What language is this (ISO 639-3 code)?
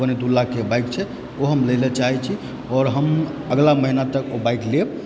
mai